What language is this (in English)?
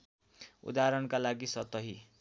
Nepali